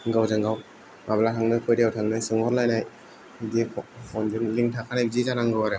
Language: Bodo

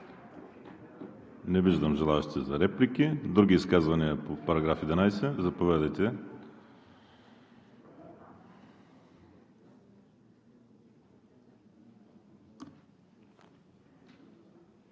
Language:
Bulgarian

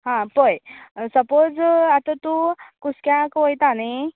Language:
Konkani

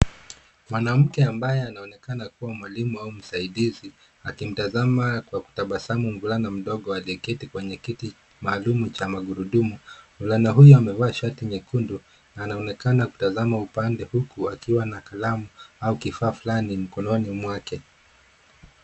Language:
Swahili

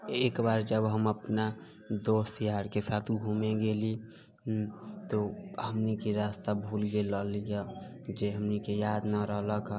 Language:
Maithili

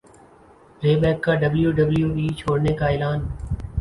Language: Urdu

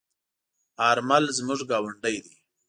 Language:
Pashto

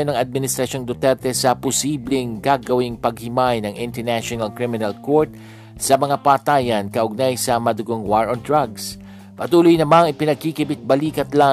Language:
Filipino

